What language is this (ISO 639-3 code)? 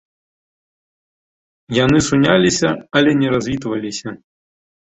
bel